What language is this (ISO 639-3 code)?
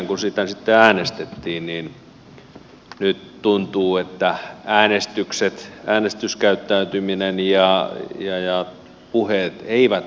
fin